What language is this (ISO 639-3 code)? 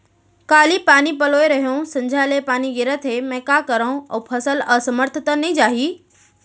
hne